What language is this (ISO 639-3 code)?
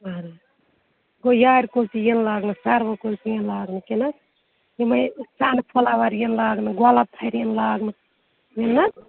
kas